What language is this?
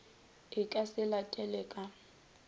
Northern Sotho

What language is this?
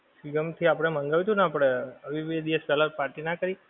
Gujarati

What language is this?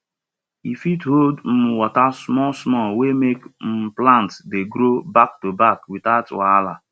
Nigerian Pidgin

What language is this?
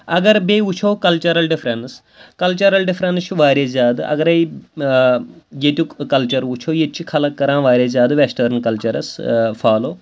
Kashmiri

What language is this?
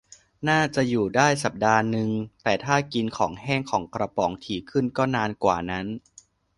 Thai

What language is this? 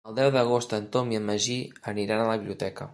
Catalan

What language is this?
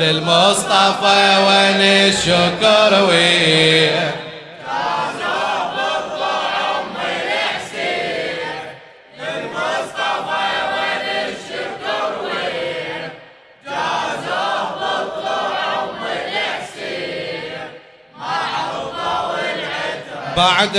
Arabic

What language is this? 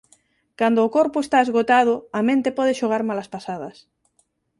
Galician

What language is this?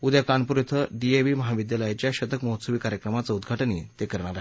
Marathi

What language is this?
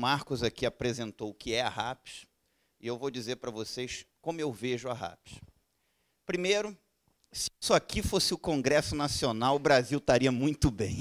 Portuguese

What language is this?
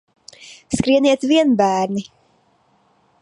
Latvian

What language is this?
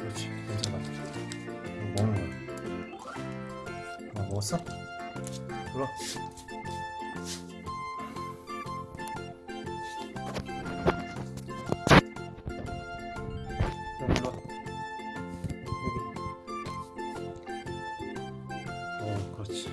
Korean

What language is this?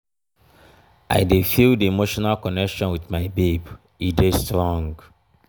Nigerian Pidgin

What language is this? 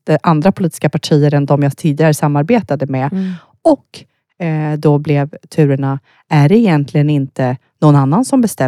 Swedish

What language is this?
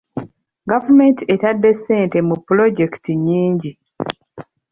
Ganda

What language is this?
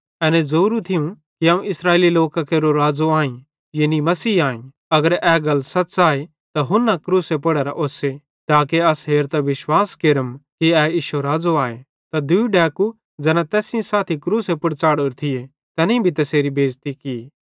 Bhadrawahi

